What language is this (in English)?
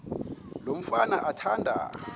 Xhosa